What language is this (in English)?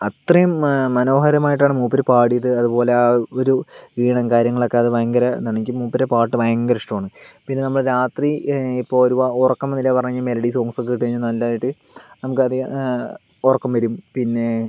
Malayalam